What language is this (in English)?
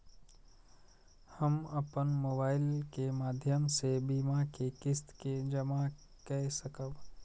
Maithili